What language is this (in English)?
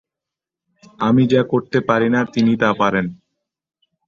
Bangla